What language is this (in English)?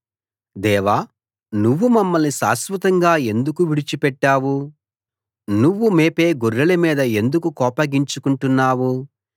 Telugu